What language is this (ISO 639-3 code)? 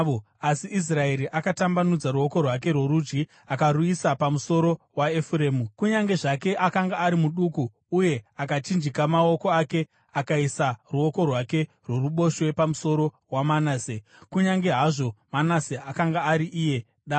sna